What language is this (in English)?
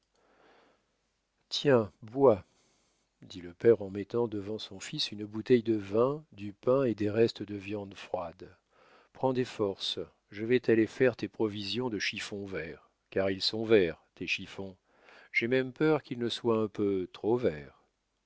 French